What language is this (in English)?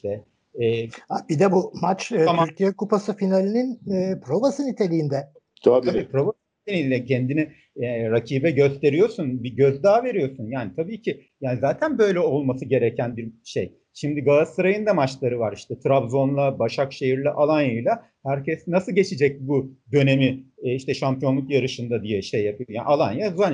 Turkish